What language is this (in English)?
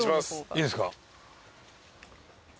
Japanese